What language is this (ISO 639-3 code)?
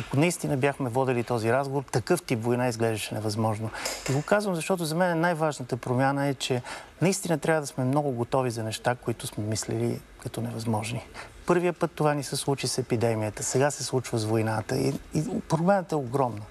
bul